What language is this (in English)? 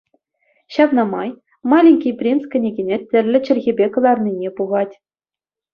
Chuvash